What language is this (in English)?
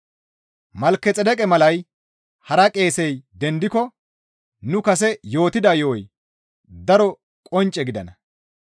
Gamo